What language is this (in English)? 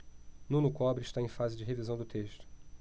Portuguese